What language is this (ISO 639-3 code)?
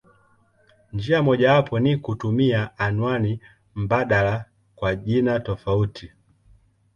swa